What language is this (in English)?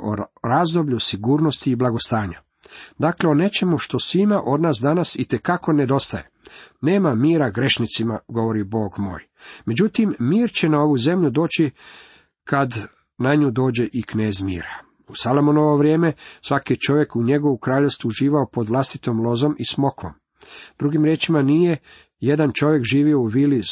Croatian